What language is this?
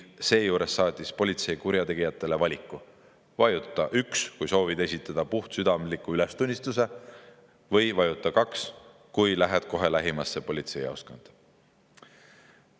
Estonian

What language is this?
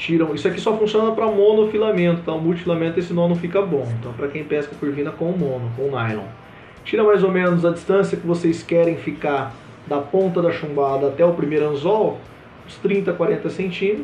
Portuguese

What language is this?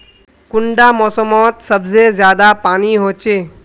Magahi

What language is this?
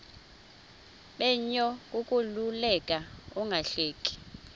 Xhosa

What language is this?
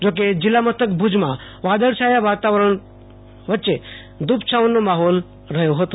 Gujarati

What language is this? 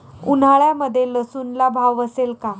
Marathi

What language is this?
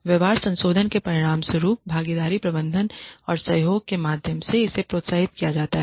Hindi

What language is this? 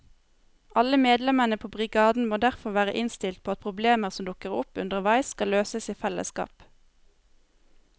Norwegian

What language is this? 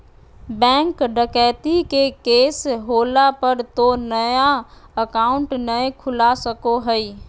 Magahi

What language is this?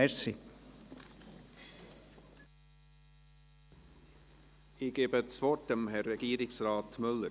Swiss German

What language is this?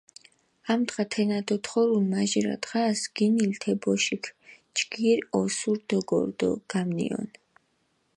Mingrelian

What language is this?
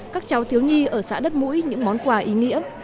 Vietnamese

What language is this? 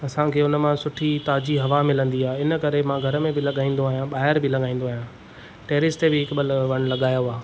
Sindhi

